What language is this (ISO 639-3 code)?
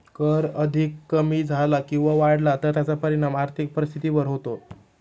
mar